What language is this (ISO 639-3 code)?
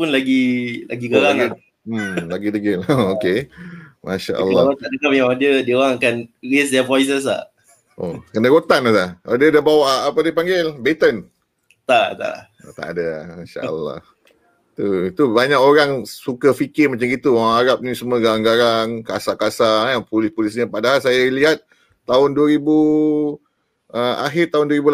msa